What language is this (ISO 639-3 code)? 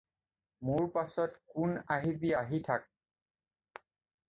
asm